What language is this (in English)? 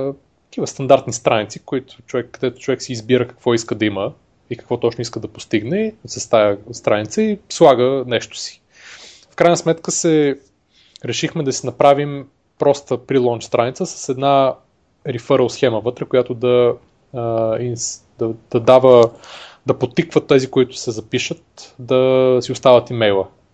Bulgarian